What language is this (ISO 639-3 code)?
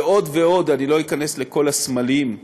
heb